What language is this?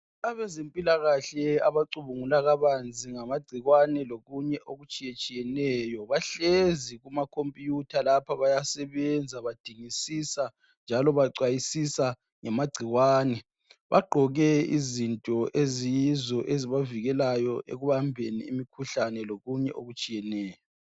North Ndebele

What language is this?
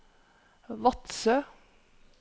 Norwegian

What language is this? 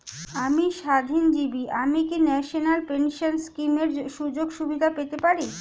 Bangla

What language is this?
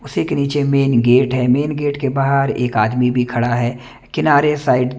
Hindi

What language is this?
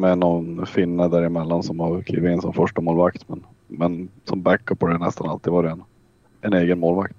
Swedish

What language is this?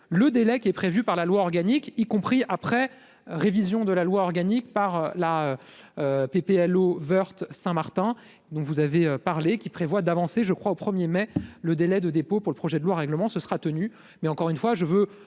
French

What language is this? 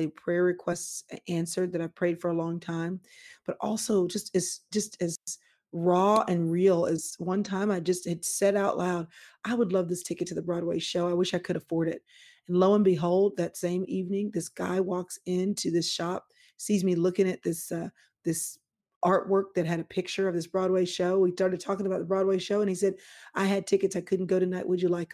English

